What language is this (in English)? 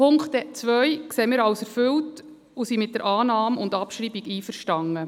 Swiss German